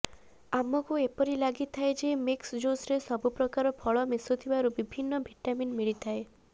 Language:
Odia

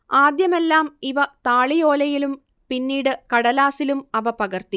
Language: Malayalam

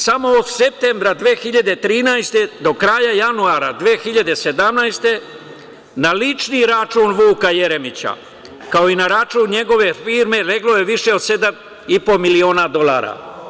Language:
Serbian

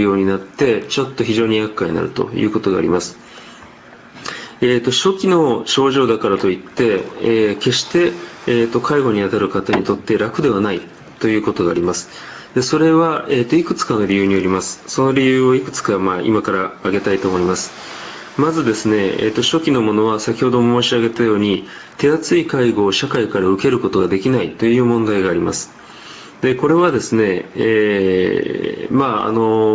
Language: Japanese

